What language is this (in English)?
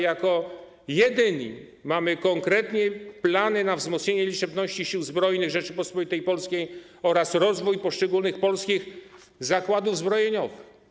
Polish